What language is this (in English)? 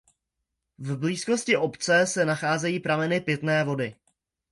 Czech